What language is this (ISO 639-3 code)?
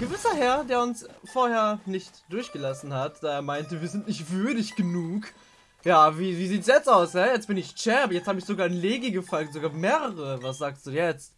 deu